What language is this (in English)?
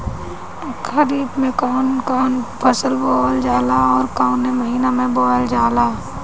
Bhojpuri